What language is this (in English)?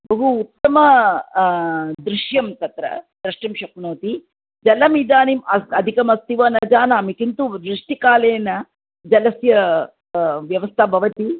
Sanskrit